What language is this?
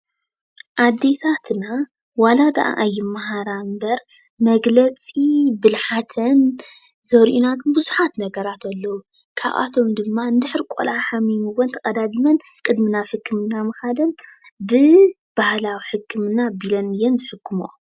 Tigrinya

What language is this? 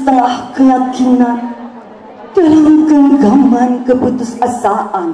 Indonesian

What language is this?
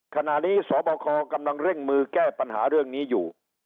Thai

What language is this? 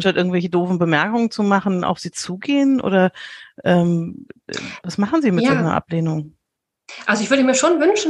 German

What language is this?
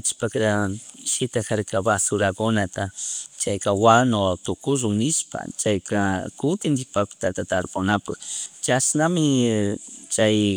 Chimborazo Highland Quichua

